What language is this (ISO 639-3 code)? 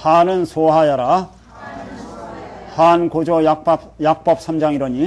kor